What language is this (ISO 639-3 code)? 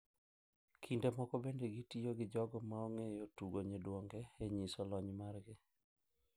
luo